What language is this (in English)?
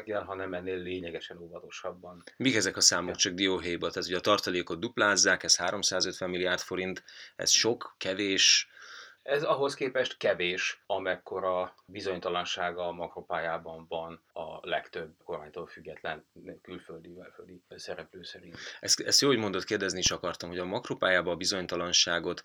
Hungarian